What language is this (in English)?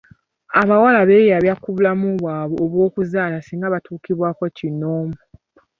Ganda